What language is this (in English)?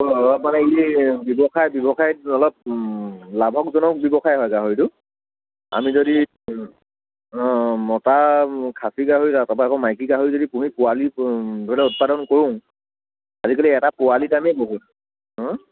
Assamese